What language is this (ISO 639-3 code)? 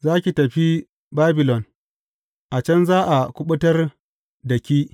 hau